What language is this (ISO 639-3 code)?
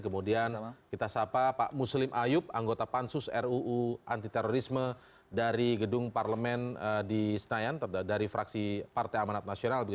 ind